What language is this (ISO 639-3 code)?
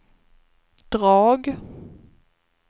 swe